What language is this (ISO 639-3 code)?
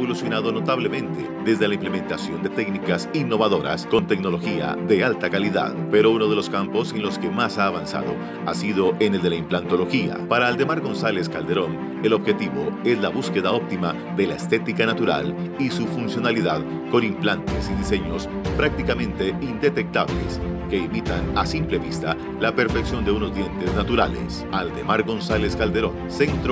spa